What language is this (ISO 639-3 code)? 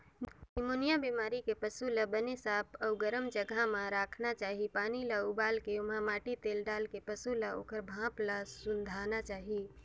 hne